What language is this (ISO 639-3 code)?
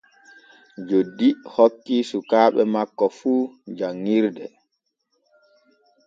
fue